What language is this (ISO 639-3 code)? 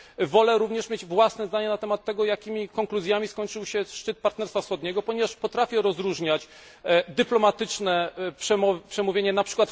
pol